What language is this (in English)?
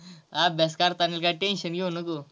Marathi